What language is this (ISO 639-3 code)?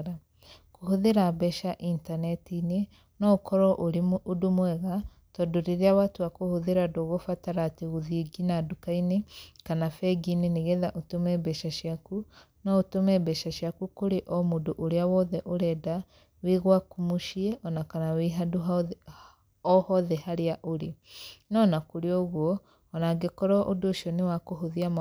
kik